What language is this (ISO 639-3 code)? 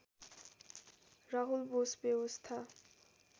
nep